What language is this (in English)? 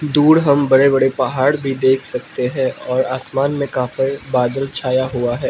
Hindi